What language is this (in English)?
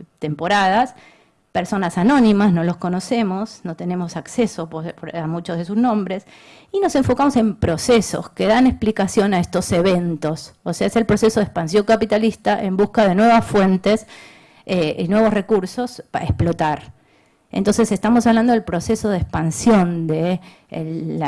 Spanish